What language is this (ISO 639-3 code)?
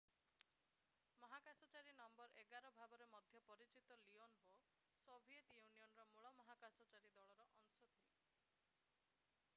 ori